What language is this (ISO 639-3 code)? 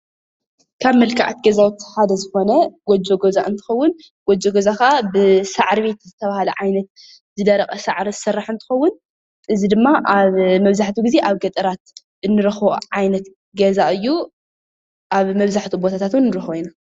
tir